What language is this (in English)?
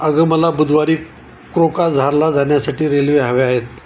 Marathi